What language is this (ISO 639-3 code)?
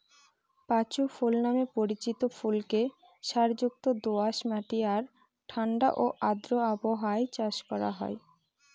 ben